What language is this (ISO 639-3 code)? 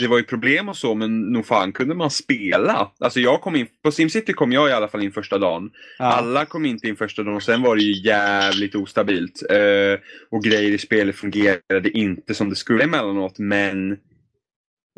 swe